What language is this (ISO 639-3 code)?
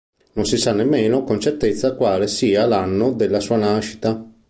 ita